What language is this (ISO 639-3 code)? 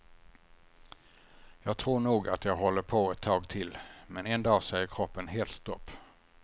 swe